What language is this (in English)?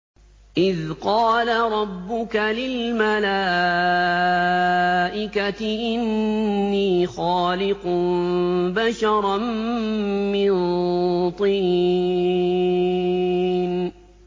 Arabic